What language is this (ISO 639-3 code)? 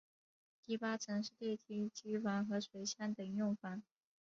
zho